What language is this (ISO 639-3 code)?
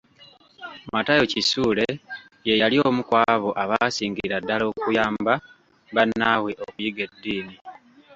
lug